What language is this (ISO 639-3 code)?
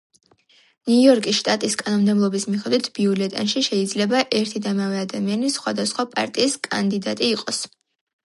kat